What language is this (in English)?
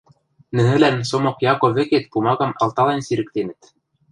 Western Mari